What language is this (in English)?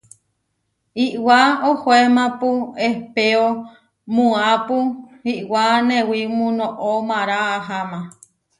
Huarijio